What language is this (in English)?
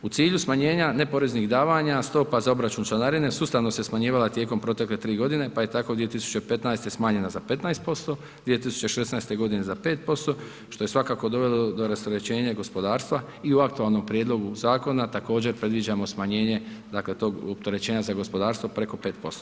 Croatian